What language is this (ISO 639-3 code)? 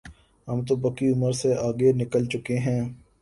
urd